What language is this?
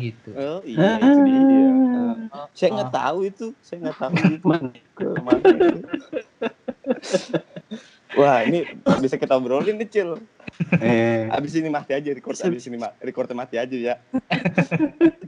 Indonesian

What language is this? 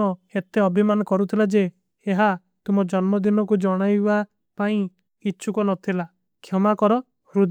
Kui (India)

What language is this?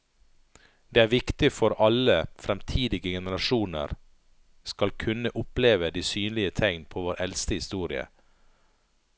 Norwegian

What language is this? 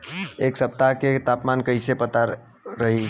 Bhojpuri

